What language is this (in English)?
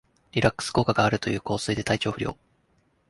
Japanese